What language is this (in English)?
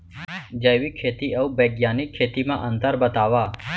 Chhattisgarhi